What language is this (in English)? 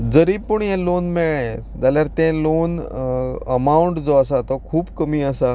Konkani